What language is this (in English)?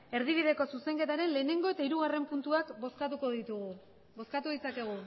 Basque